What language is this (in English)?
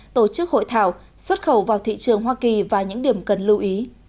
Vietnamese